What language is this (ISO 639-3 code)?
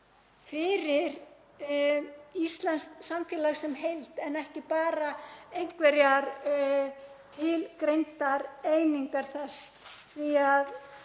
isl